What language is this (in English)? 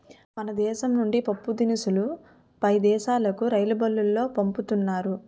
Telugu